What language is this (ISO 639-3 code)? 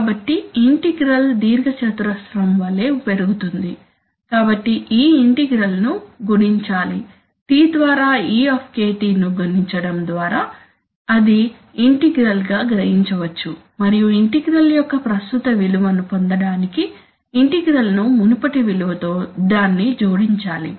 tel